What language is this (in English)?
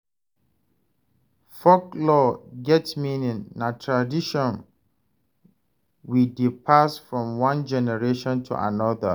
Nigerian Pidgin